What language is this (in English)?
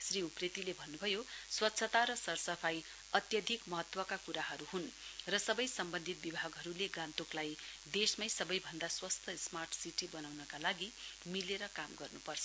Nepali